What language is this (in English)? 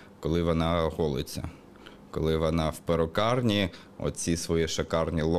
Ukrainian